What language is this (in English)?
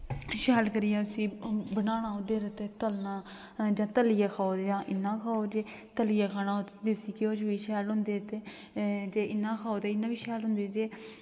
Dogri